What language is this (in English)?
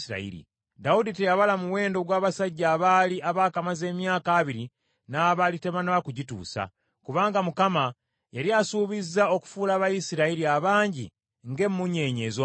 Ganda